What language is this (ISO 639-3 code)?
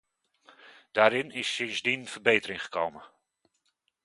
nld